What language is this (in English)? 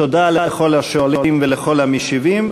Hebrew